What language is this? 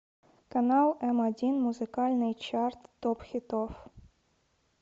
Russian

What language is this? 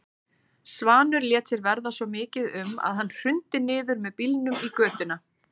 Icelandic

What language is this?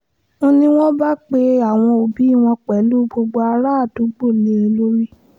Yoruba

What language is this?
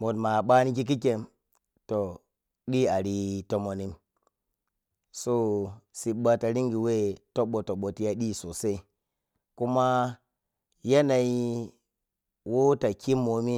Piya-Kwonci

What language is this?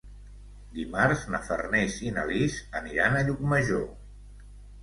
Catalan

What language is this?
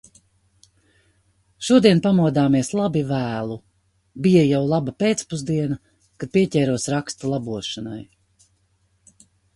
Latvian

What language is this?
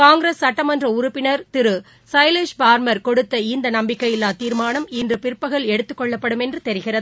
Tamil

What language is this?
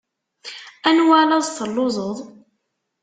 Kabyle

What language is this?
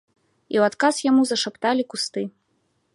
Belarusian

